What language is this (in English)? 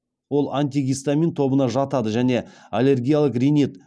Kazakh